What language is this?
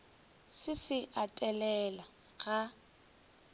Northern Sotho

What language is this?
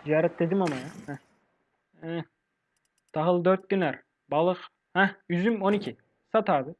Turkish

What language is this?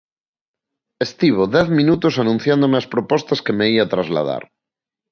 Galician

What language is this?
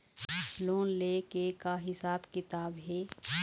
Chhattisgarhi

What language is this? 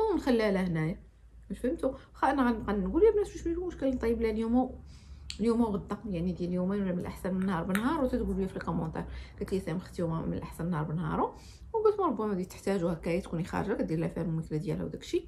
Arabic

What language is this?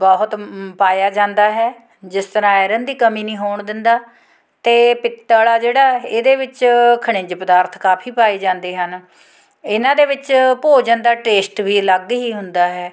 Punjabi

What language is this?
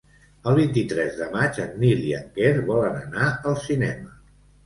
Catalan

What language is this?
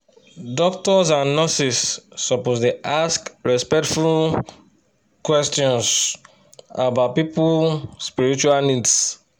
Nigerian Pidgin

